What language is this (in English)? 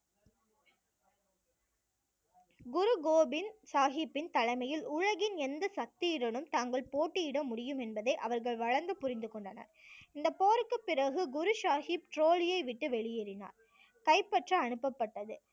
Tamil